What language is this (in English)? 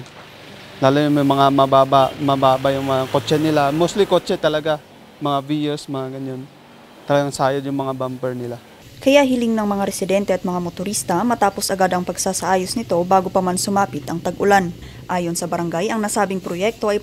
Filipino